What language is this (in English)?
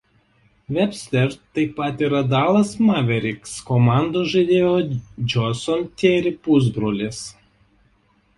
Lithuanian